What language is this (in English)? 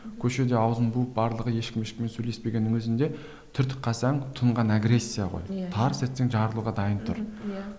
Kazakh